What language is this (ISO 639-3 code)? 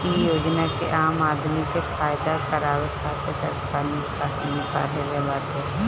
bho